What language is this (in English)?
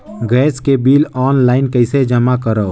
Chhattisgarhi